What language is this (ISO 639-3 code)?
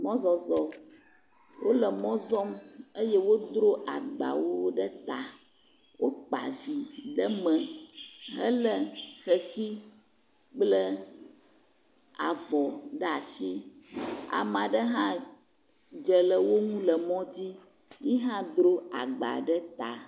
ewe